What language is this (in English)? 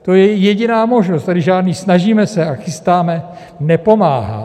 Czech